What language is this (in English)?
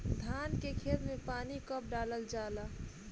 Bhojpuri